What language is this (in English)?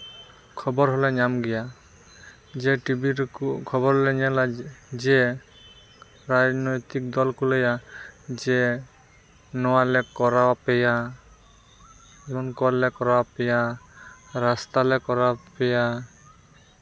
Santali